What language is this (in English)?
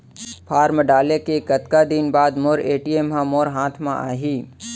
Chhattisgarhi